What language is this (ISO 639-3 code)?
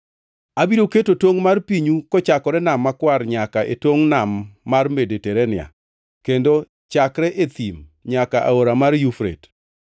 luo